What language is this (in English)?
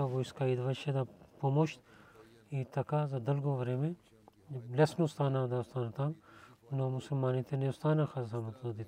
Bulgarian